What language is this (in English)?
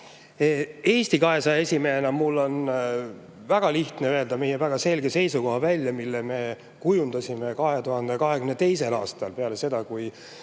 Estonian